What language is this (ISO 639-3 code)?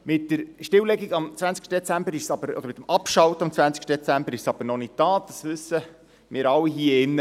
gsw